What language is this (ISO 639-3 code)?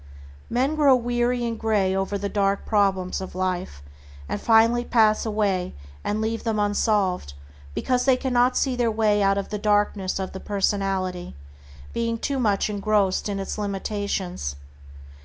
eng